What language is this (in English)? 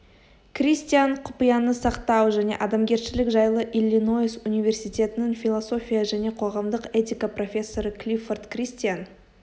Kazakh